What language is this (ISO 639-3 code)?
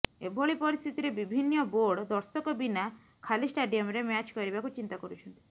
ori